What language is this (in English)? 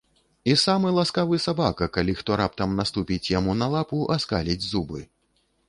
Belarusian